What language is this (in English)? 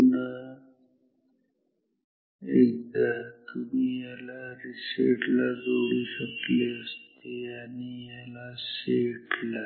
Marathi